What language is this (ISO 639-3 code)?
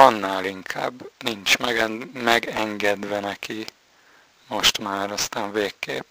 hun